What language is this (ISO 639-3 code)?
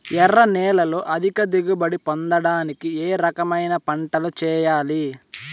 tel